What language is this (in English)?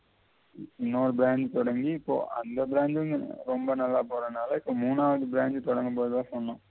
Tamil